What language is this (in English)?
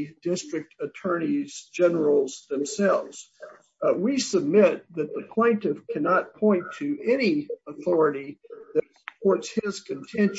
English